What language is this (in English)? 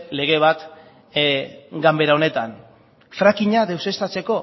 Basque